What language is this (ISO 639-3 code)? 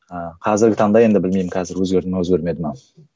kaz